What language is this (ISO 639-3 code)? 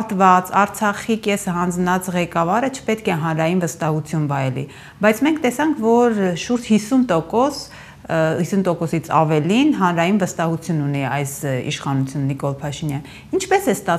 tur